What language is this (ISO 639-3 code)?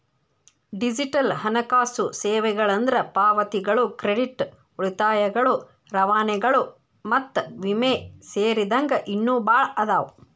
kan